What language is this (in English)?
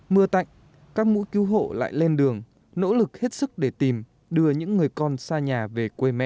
Vietnamese